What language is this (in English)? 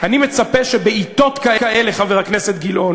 Hebrew